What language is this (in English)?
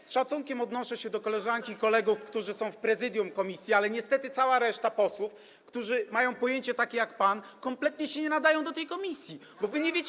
Polish